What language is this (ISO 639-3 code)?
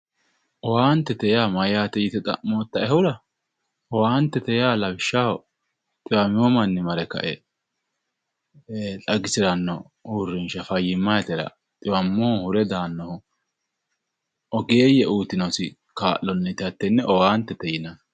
sid